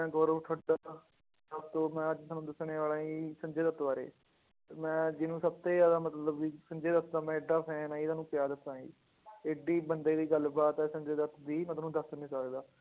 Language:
Punjabi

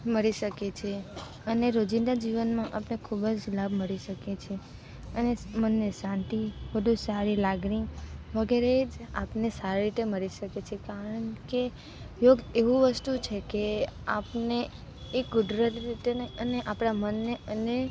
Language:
Gujarati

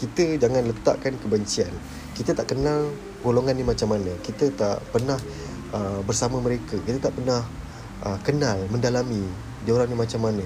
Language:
Malay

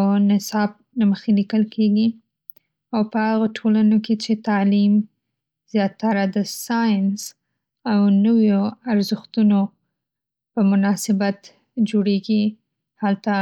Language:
Pashto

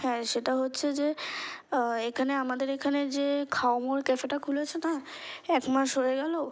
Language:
Bangla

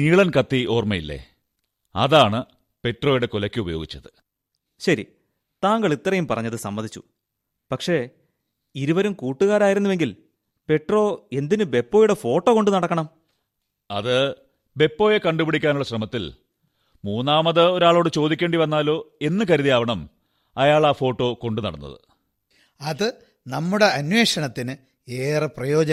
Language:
Malayalam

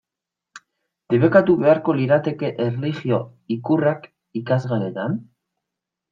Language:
Basque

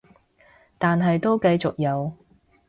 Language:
Cantonese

